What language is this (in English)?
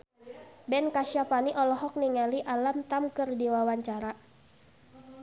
Sundanese